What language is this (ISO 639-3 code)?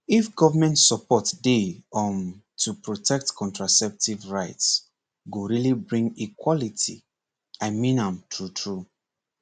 pcm